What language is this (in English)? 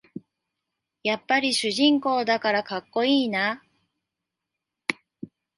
Japanese